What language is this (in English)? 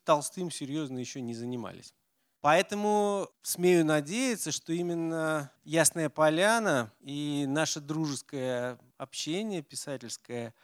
Russian